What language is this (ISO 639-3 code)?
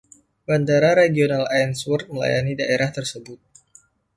ind